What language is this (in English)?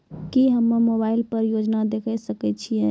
Maithili